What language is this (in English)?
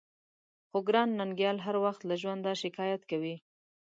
Pashto